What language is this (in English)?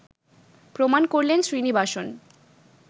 Bangla